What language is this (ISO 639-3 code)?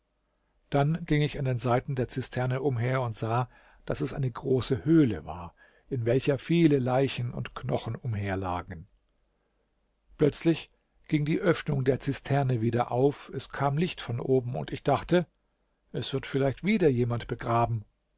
deu